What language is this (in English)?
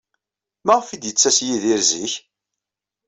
Kabyle